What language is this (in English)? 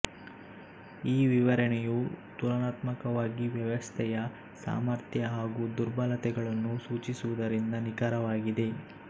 Kannada